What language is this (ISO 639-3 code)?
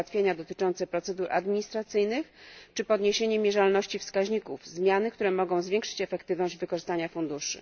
pol